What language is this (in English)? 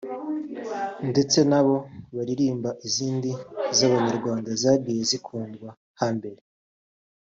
Kinyarwanda